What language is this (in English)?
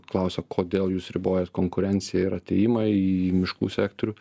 Lithuanian